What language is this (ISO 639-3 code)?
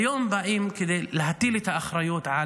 heb